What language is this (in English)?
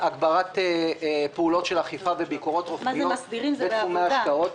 Hebrew